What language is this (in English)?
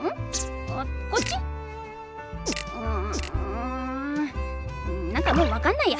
Japanese